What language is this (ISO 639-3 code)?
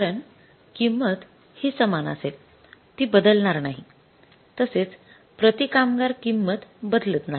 mar